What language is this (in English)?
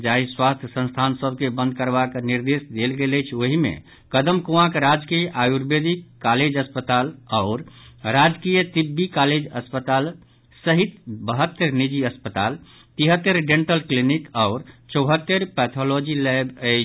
Maithili